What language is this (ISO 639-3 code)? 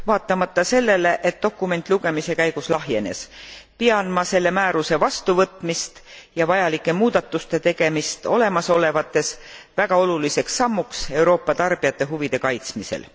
est